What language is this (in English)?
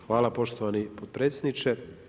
Croatian